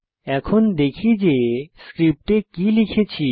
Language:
Bangla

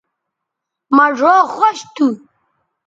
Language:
Bateri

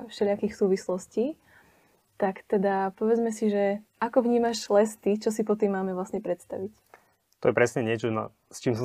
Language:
Slovak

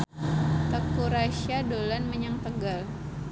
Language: Javanese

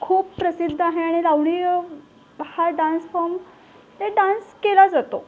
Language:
Marathi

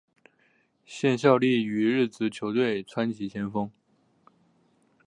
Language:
Chinese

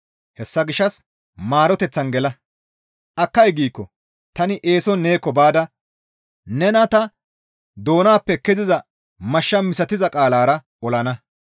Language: Gamo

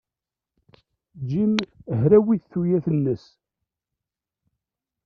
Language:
Kabyle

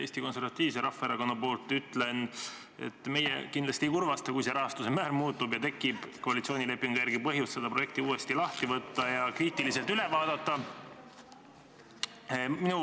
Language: Estonian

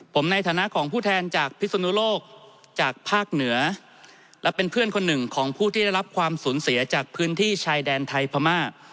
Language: Thai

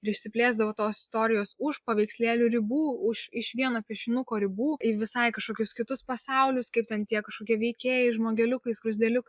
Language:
Lithuanian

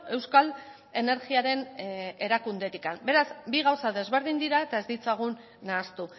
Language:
Basque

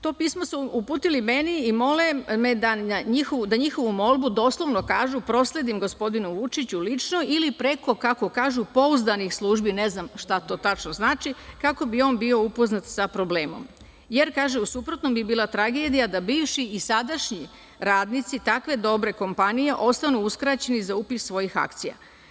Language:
Serbian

